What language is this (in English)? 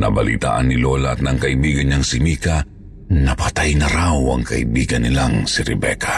Filipino